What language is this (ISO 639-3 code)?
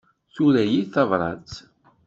kab